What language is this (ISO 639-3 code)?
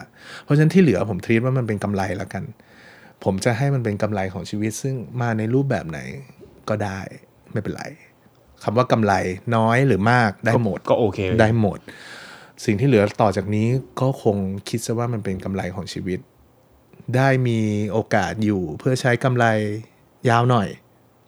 tha